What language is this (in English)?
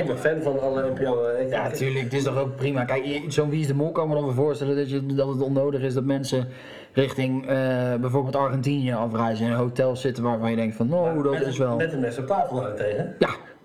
Dutch